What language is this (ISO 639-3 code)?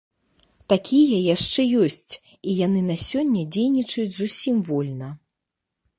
bel